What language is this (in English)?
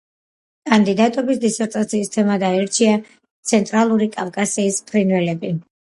Georgian